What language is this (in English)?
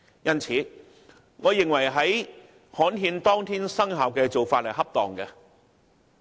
Cantonese